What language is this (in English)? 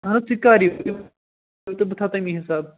Kashmiri